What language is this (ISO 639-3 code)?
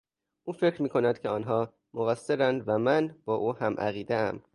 fas